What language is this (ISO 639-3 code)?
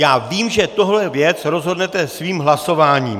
ces